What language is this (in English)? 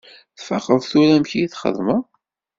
Kabyle